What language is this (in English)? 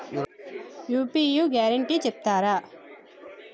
Telugu